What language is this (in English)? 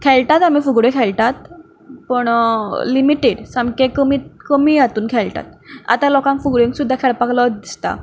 Konkani